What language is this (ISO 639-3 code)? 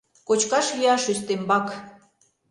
chm